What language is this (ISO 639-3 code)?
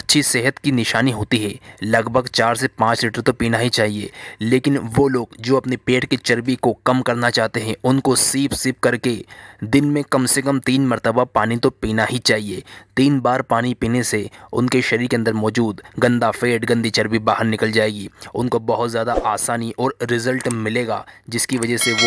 hin